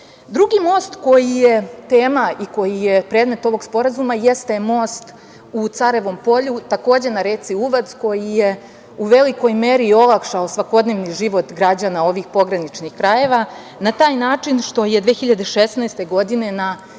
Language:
Serbian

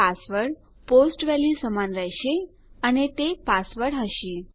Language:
Gujarati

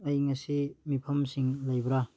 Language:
Manipuri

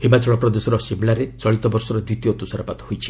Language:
Odia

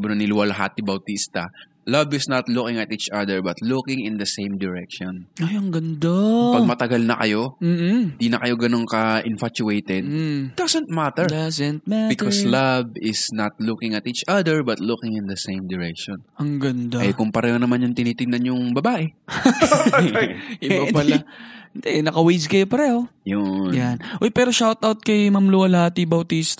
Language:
Filipino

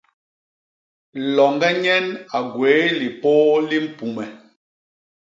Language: Basaa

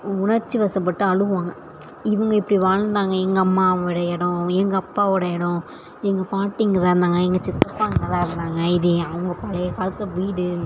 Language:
Tamil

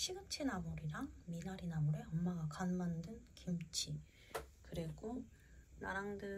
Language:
Korean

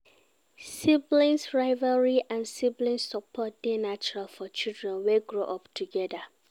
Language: Nigerian Pidgin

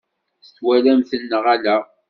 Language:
Kabyle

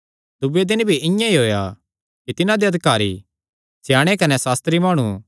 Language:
Kangri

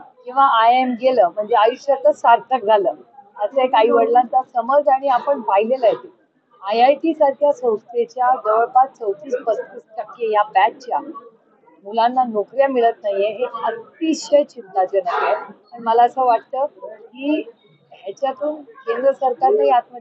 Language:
Marathi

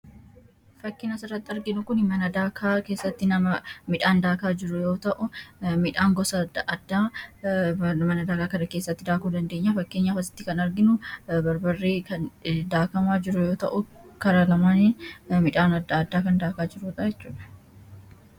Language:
Oromo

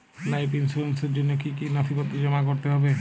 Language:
Bangla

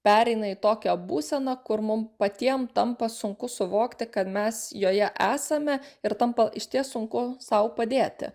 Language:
Lithuanian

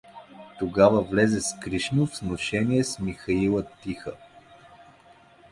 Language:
Bulgarian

